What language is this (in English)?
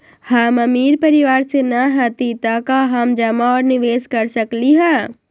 Magahi